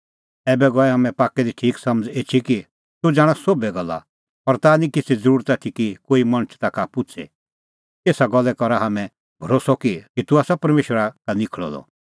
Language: Kullu Pahari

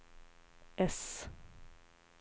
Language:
Swedish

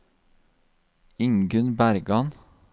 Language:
Norwegian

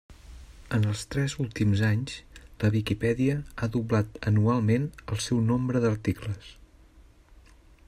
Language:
Catalan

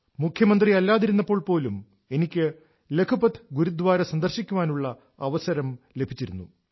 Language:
Malayalam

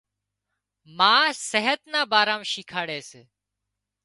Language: Wadiyara Koli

